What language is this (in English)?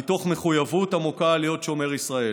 Hebrew